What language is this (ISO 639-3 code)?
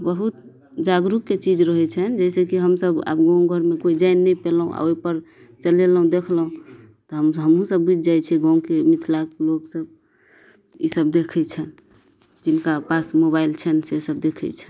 mai